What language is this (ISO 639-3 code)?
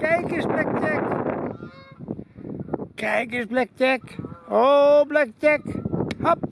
nld